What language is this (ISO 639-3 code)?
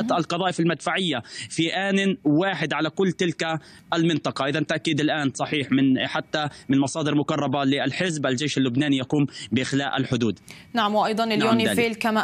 ara